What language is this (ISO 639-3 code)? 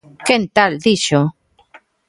glg